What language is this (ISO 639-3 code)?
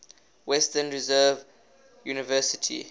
eng